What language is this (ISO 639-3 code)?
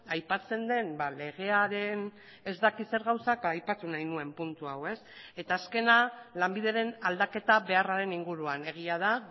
eus